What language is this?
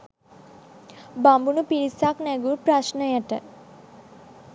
Sinhala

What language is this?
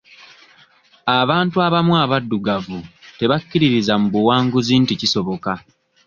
Ganda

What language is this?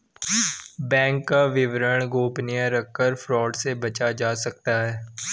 Hindi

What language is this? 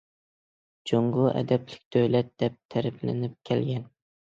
Uyghur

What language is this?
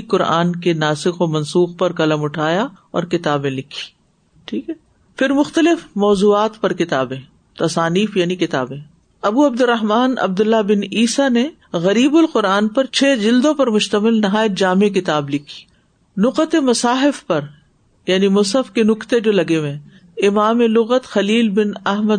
Urdu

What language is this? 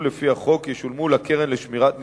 Hebrew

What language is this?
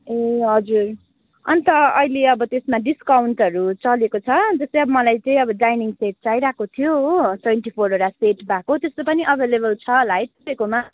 Nepali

